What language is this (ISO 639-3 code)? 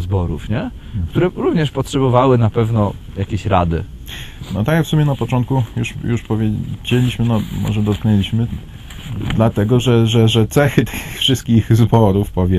pol